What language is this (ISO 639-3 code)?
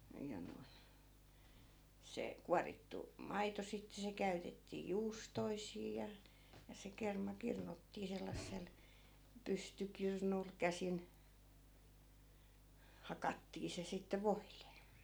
fin